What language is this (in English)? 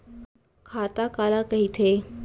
Chhattisgarhi